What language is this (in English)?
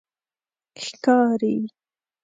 Pashto